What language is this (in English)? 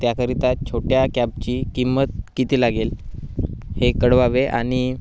Marathi